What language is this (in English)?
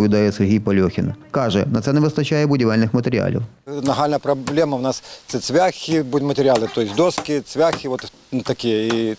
Ukrainian